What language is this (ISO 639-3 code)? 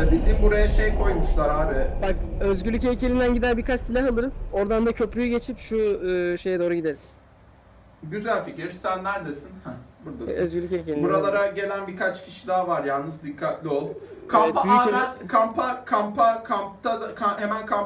tur